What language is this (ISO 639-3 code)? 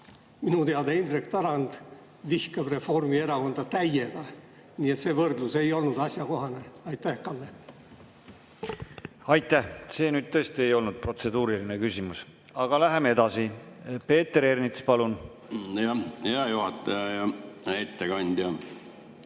est